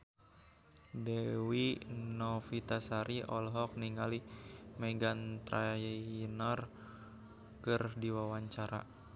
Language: Sundanese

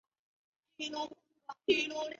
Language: Chinese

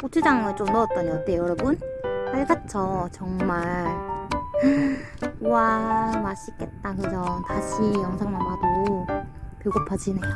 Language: Korean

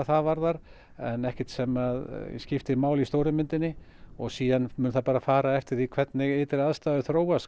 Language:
Icelandic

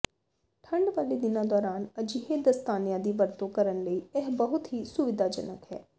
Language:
Punjabi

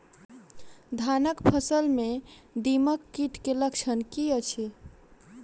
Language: Maithili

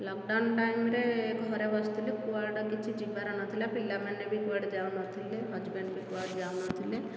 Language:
Odia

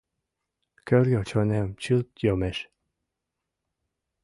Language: Mari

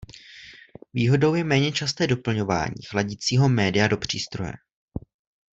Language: Czech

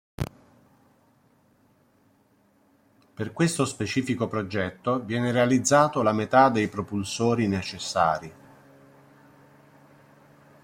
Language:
Italian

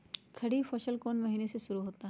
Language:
Magahi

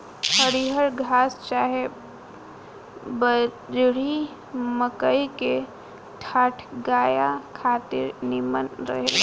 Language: Bhojpuri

